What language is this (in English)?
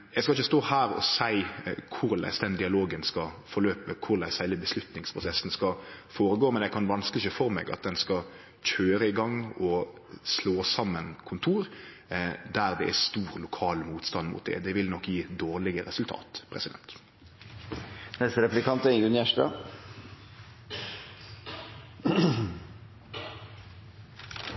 Norwegian Nynorsk